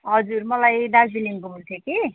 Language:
Nepali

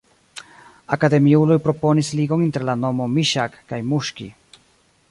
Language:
Esperanto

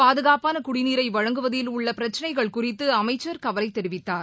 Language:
Tamil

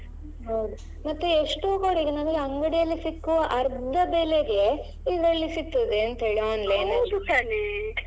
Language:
Kannada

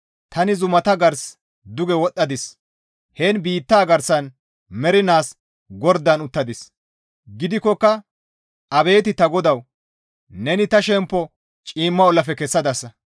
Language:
Gamo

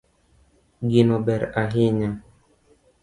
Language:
Luo (Kenya and Tanzania)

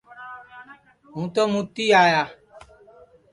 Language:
Sansi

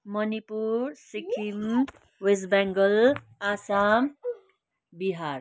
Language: Nepali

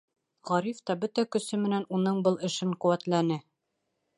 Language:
Bashkir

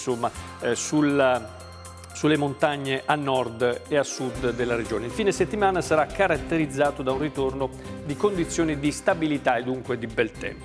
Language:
Italian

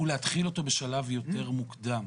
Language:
Hebrew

